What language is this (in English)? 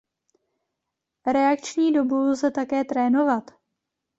Czech